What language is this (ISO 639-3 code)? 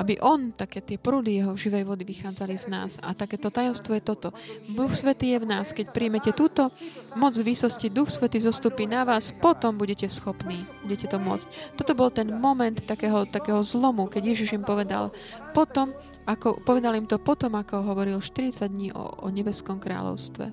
slk